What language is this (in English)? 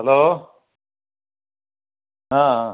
Malayalam